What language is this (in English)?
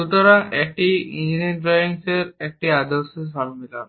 Bangla